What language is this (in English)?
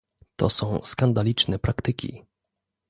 Polish